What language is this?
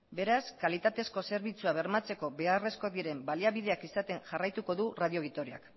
Basque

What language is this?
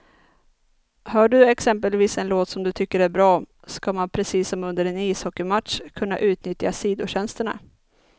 Swedish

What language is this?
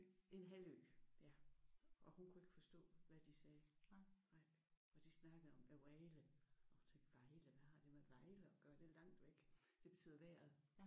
Danish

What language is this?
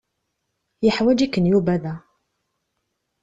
Kabyle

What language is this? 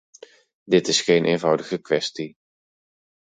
Dutch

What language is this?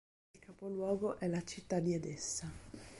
Italian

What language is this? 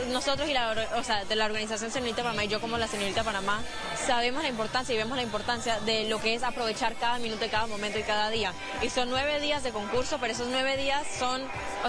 Spanish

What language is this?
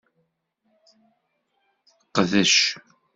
Kabyle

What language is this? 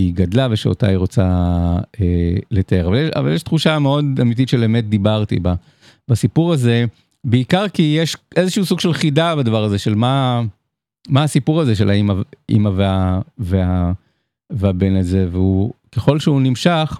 Hebrew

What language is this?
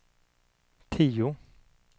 Swedish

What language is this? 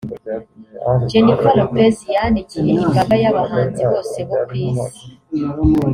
Kinyarwanda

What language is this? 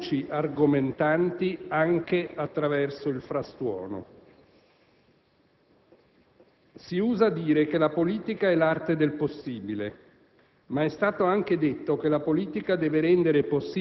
Italian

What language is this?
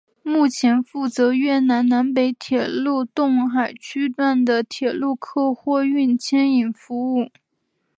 Chinese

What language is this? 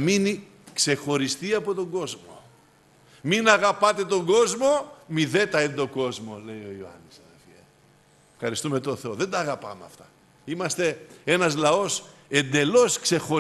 Greek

